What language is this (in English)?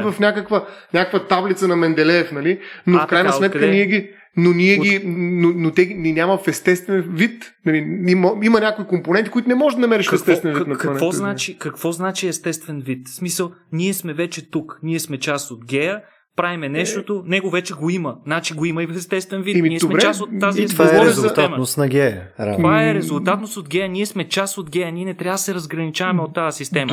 Bulgarian